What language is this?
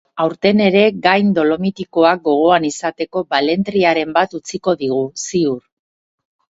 Basque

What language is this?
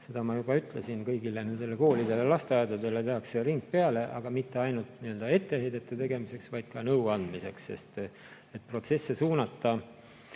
Estonian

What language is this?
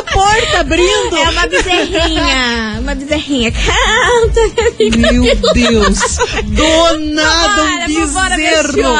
Portuguese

